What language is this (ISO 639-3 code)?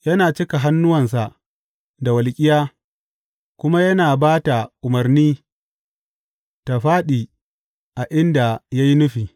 hau